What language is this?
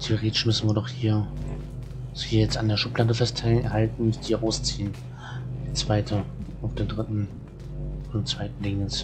German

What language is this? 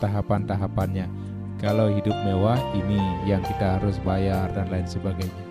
Indonesian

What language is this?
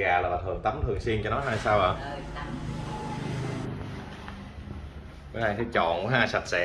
Vietnamese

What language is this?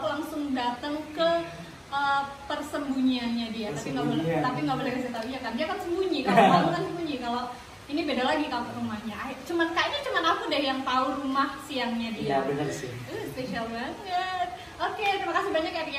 Indonesian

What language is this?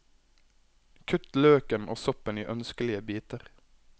Norwegian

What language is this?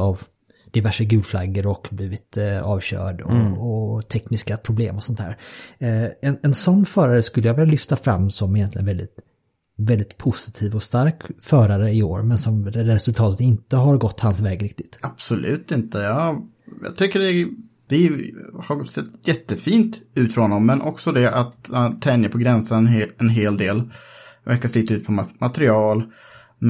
Swedish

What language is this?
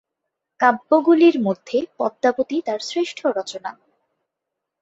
Bangla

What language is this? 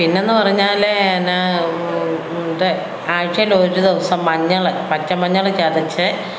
Malayalam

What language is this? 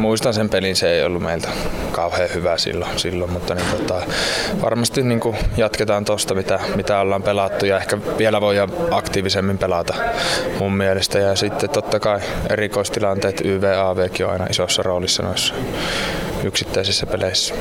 Finnish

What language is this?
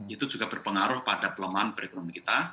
Indonesian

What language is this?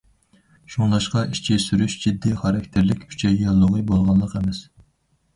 Uyghur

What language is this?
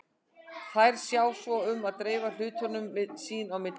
Icelandic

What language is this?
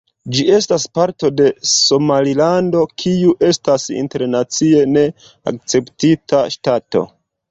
Esperanto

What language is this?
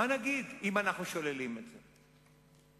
Hebrew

